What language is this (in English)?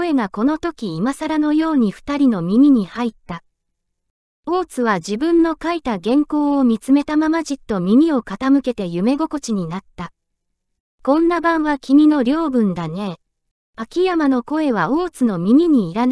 Japanese